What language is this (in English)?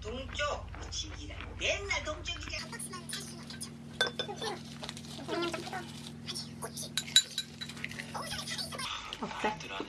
Korean